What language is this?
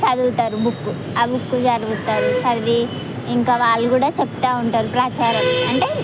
Telugu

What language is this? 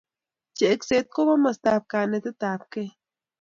Kalenjin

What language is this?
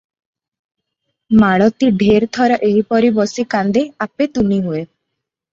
Odia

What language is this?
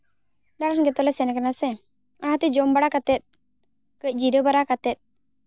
Santali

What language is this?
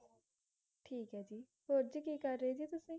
Punjabi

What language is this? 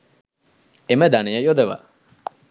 Sinhala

